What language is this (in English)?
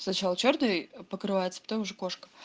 Russian